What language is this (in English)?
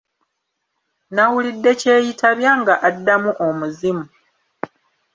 Ganda